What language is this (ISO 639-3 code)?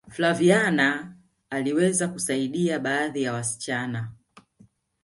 swa